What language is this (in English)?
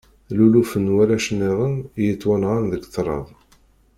Kabyle